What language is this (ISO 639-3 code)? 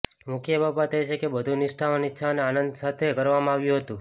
guj